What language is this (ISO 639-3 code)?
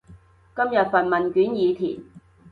yue